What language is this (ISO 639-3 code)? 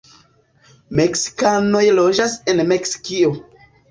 epo